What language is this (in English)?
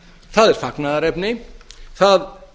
Icelandic